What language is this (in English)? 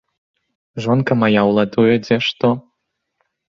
Belarusian